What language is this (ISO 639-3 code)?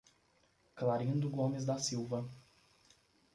por